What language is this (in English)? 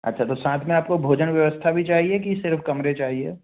Hindi